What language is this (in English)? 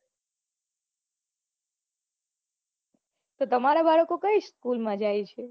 Gujarati